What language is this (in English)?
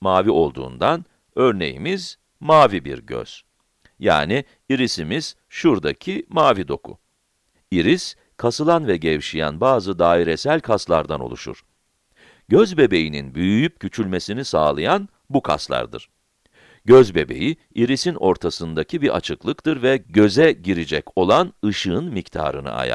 Turkish